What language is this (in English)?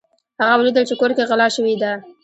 Pashto